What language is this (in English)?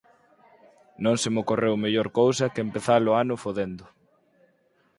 Galician